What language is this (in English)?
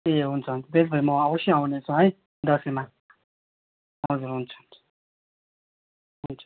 Nepali